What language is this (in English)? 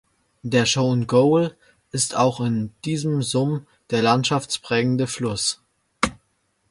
German